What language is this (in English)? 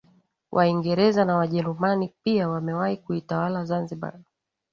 Swahili